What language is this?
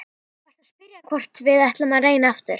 Icelandic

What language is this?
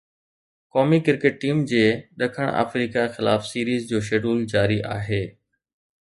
Sindhi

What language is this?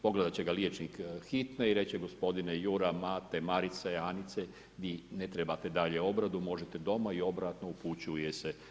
Croatian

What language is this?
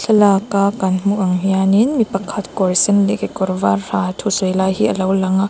Mizo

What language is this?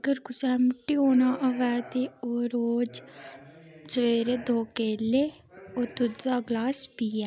Dogri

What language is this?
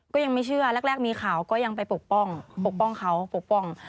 Thai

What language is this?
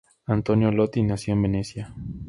Spanish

